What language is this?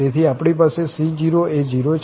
Gujarati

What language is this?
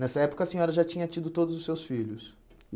Portuguese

